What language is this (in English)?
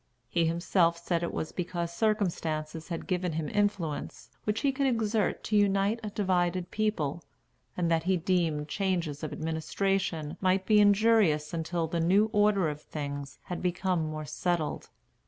English